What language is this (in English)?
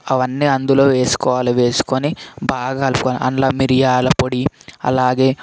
Telugu